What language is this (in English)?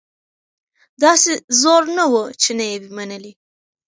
Pashto